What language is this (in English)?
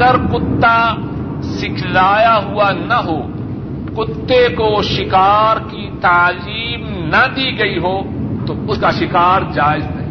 Urdu